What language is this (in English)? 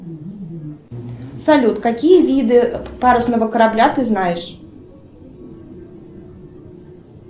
Russian